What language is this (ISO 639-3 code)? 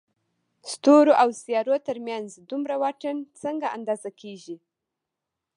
pus